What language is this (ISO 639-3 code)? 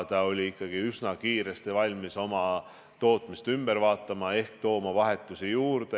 est